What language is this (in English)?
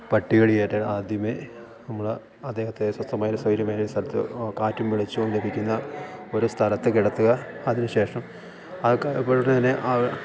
Malayalam